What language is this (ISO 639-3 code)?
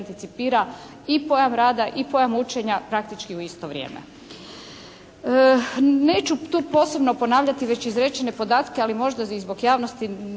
hrv